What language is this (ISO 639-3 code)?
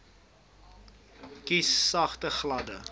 afr